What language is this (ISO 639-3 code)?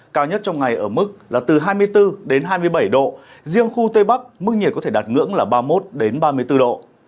vie